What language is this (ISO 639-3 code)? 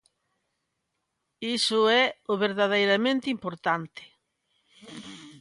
glg